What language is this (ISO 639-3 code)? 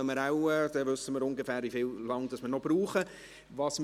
gsw